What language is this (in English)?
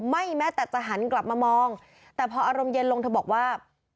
Thai